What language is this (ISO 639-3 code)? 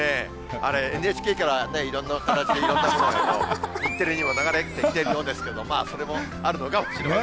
jpn